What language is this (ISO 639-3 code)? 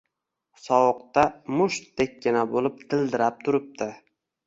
uzb